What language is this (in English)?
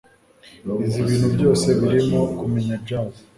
Kinyarwanda